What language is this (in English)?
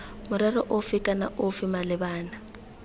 Tswana